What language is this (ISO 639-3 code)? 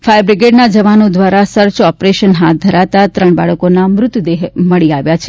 guj